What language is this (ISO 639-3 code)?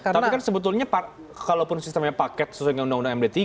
ind